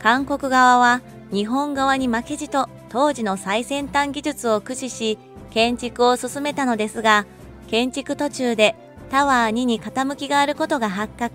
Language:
Japanese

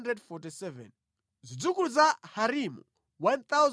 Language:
Nyanja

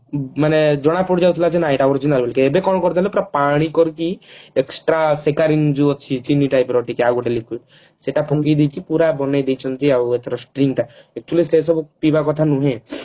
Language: Odia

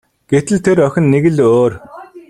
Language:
Mongolian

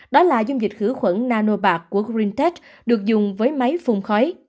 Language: Vietnamese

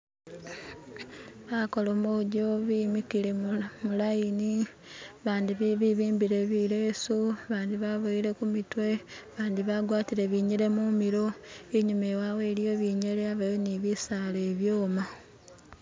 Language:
Masaaba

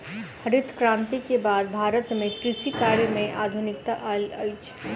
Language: Maithili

